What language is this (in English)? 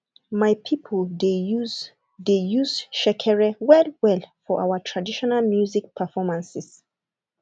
Nigerian Pidgin